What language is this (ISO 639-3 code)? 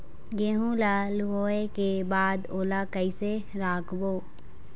hne